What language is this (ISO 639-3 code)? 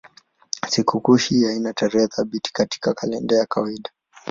swa